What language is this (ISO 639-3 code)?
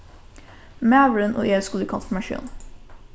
fao